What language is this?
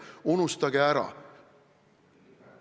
Estonian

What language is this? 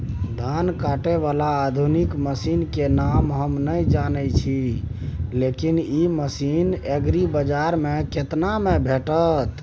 Maithili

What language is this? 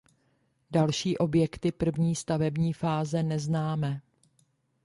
Czech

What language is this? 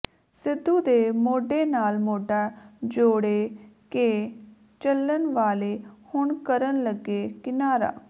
Punjabi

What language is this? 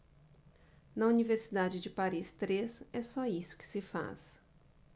Portuguese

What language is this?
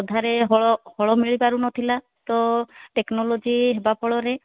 Odia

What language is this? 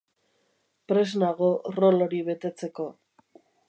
Basque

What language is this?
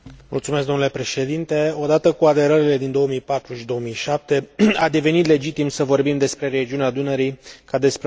Romanian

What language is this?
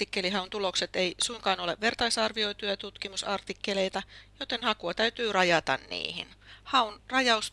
Finnish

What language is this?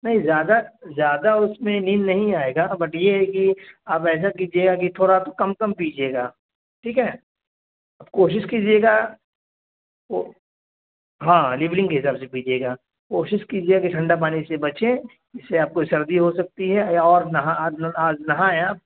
Urdu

